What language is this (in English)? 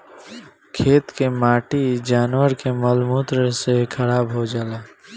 Bhojpuri